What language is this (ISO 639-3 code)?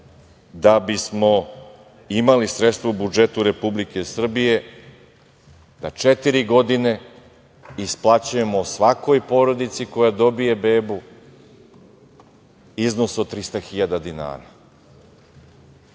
srp